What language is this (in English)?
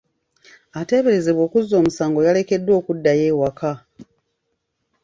Ganda